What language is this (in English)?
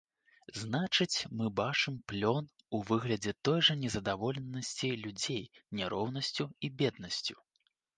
Belarusian